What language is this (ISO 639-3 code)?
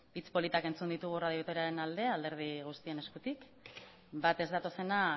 eus